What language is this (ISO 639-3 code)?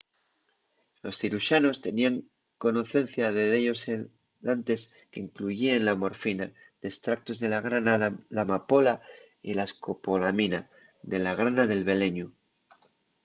ast